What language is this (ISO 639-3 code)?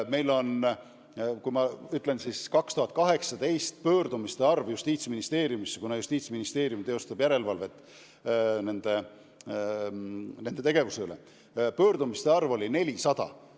est